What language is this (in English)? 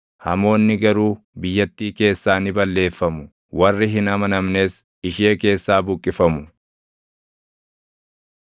Oromo